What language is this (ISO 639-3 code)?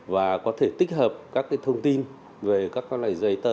vie